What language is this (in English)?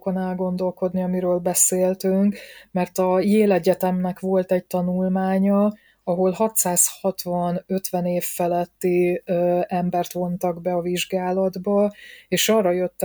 Hungarian